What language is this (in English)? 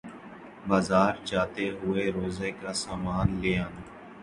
Urdu